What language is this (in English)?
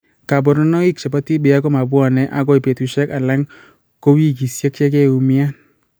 Kalenjin